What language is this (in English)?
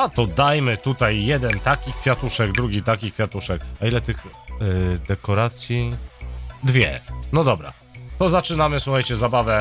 Polish